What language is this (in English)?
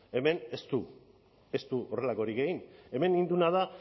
Basque